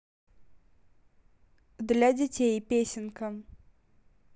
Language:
Russian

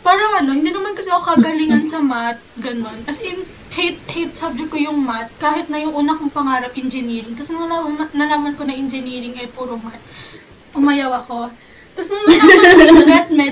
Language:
Filipino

